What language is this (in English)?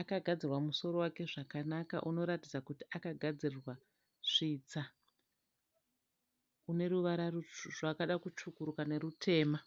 Shona